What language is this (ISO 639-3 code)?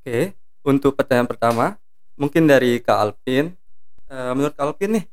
ind